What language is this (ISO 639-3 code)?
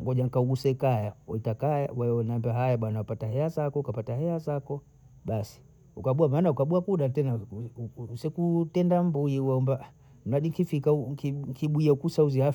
bou